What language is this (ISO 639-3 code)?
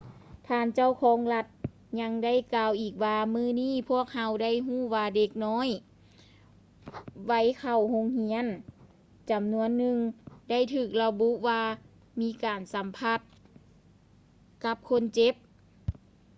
lao